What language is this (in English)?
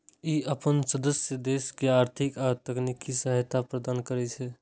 Maithili